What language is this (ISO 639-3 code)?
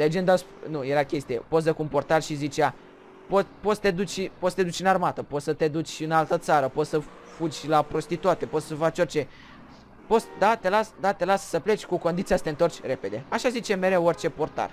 ron